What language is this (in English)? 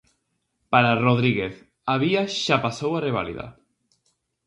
Galician